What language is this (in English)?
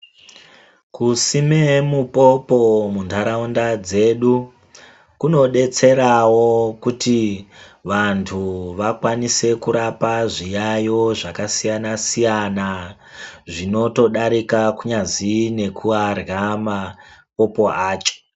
Ndau